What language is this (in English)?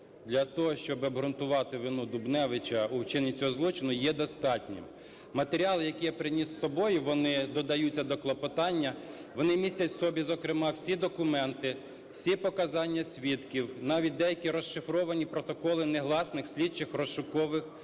Ukrainian